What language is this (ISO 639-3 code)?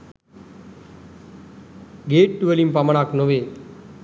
sin